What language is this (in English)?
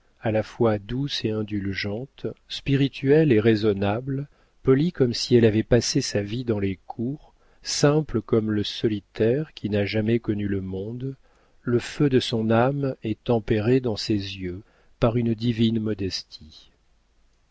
French